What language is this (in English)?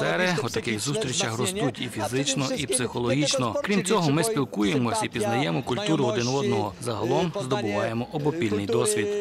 Ukrainian